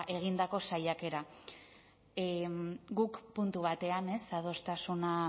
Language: Basque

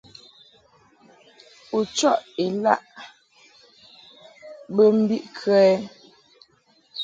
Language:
Mungaka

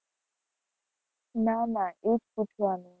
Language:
Gujarati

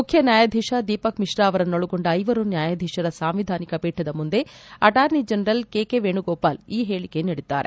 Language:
Kannada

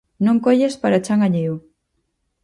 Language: Galician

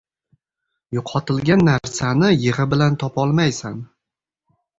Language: Uzbek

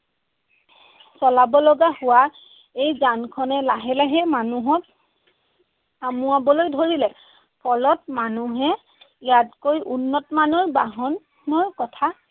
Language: Assamese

